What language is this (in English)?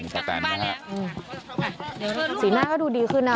Thai